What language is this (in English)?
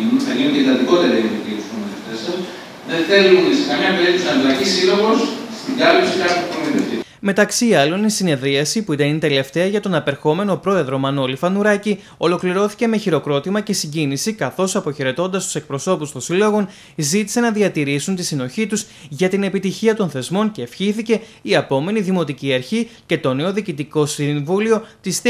Greek